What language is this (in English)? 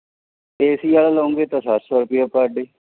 Punjabi